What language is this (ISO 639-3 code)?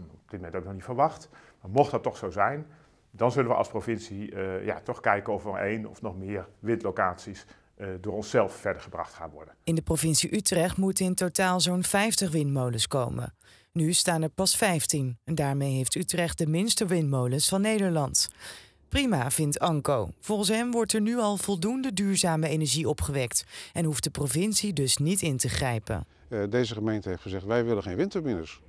nld